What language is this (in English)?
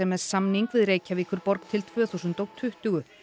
Icelandic